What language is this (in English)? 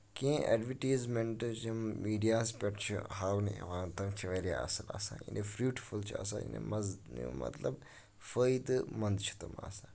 Kashmiri